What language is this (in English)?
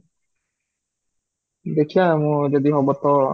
Odia